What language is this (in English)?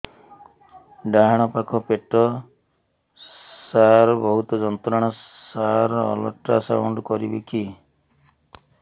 Odia